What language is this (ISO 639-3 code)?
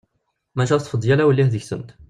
kab